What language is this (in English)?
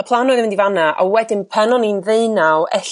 Welsh